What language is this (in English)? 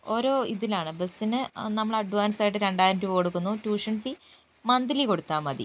Malayalam